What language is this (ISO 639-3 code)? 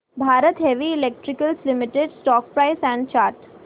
mar